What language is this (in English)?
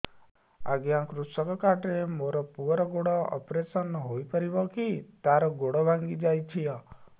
Odia